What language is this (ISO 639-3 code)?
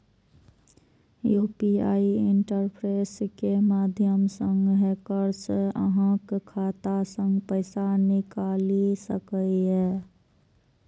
mai